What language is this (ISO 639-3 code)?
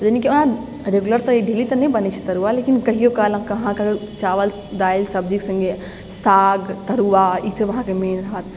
mai